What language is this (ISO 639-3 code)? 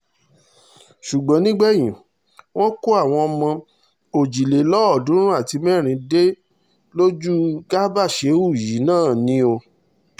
yor